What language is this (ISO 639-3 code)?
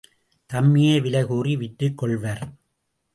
tam